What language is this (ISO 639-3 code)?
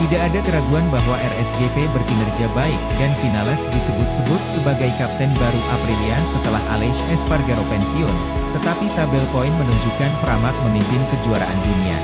ind